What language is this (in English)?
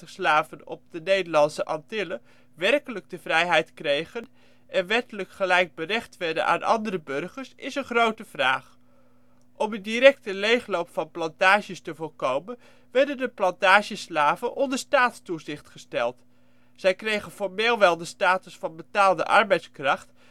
Dutch